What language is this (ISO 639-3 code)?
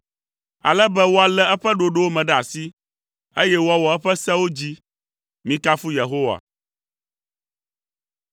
ewe